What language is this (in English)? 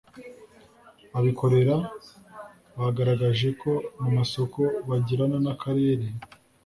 Kinyarwanda